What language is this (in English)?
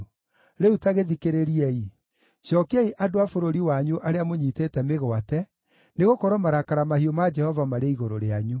Kikuyu